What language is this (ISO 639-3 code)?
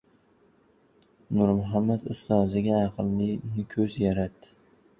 uzb